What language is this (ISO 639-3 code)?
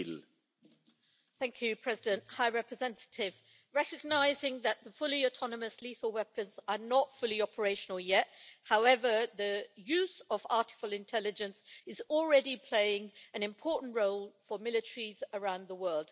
eng